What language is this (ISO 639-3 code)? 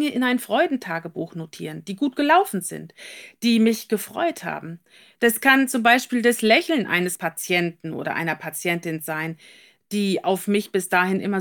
deu